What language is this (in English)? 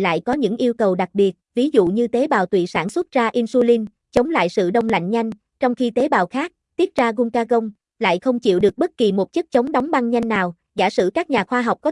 Vietnamese